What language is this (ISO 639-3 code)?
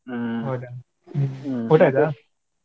kan